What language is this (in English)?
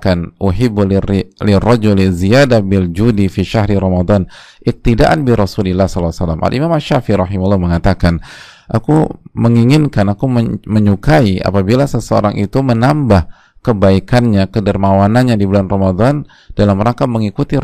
Indonesian